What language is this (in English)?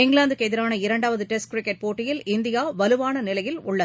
Tamil